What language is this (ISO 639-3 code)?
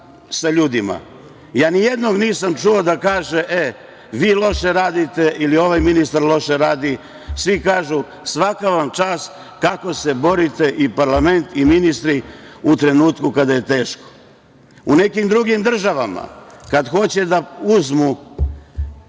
srp